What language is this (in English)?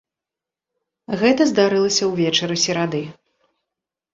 Belarusian